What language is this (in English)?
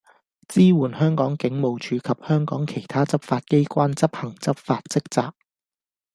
Cantonese